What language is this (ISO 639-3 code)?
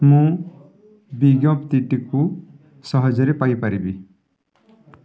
ori